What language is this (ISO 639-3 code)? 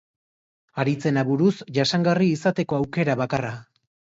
eus